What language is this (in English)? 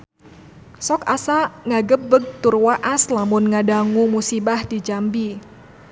Sundanese